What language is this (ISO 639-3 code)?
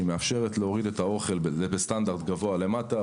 heb